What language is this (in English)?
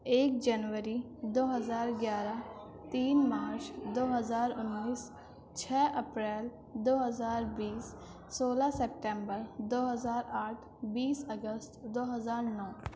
Urdu